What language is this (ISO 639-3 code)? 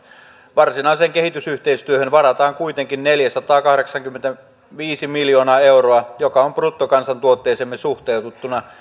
fin